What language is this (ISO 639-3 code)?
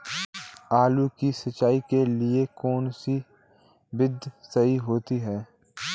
hin